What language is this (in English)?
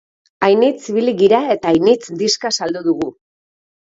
Basque